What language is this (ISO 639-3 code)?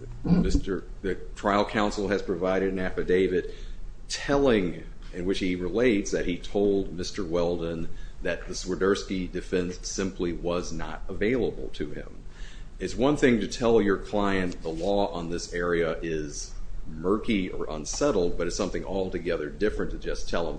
eng